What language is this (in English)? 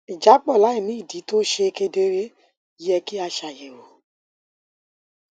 Yoruba